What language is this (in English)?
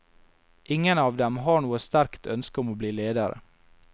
Norwegian